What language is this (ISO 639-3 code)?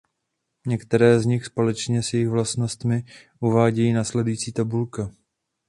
ces